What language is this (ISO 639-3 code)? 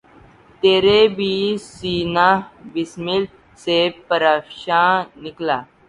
urd